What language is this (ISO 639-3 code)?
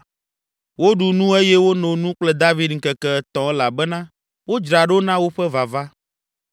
ewe